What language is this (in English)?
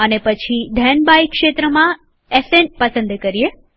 Gujarati